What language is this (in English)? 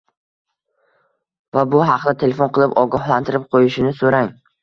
Uzbek